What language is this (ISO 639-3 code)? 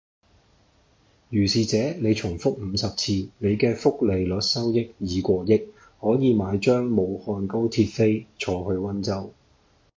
yue